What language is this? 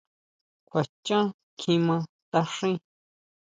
Huautla Mazatec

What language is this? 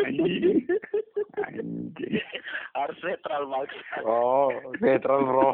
Indonesian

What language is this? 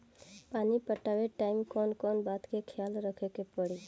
Bhojpuri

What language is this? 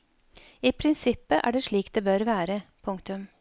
Norwegian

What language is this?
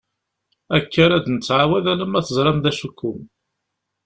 Kabyle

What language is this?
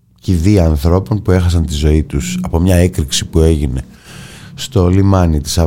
Greek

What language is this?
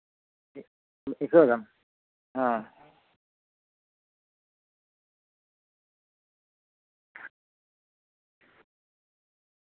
Santali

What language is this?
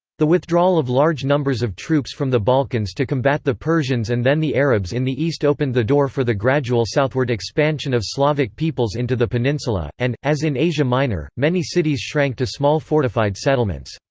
English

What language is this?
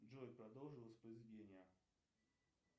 Russian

